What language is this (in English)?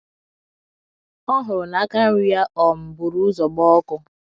Igbo